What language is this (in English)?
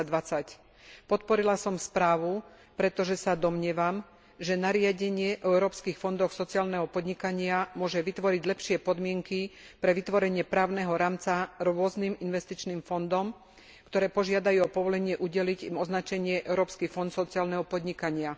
Slovak